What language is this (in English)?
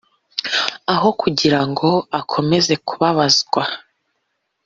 Kinyarwanda